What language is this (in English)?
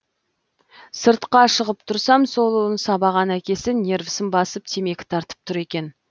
Kazakh